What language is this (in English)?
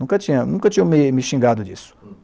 Portuguese